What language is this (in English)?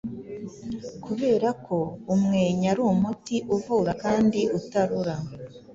Kinyarwanda